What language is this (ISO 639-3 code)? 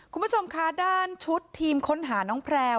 tha